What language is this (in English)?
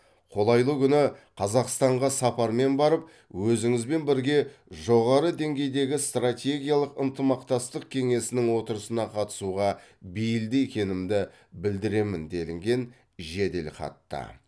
Kazakh